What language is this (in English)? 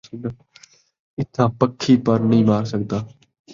Saraiki